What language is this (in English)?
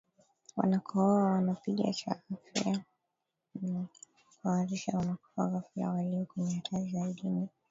Swahili